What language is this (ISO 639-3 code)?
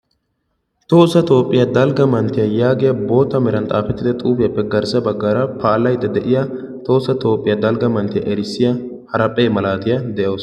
wal